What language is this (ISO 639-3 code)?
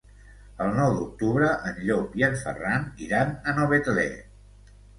cat